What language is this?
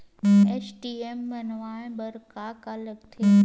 Chhattisgarhi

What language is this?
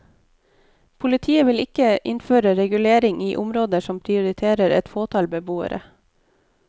Norwegian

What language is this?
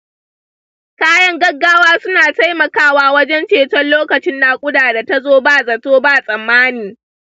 Hausa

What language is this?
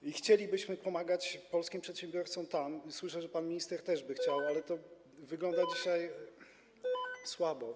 Polish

